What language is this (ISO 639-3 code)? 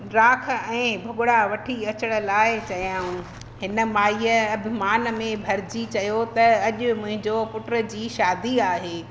snd